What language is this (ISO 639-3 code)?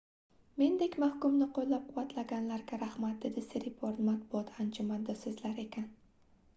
uzb